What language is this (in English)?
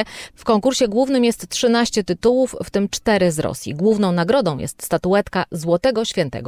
Polish